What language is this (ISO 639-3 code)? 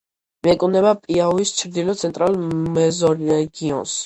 kat